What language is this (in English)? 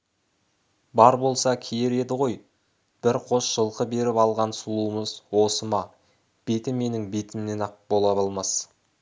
Kazakh